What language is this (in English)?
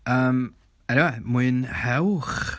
Welsh